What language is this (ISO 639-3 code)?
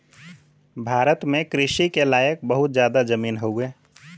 bho